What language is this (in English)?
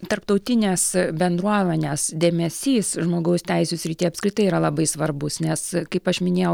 Lithuanian